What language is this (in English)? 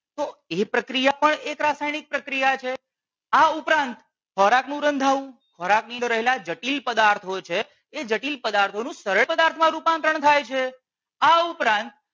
Gujarati